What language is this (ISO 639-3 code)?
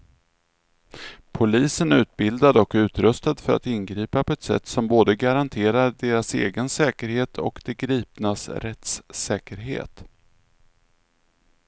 swe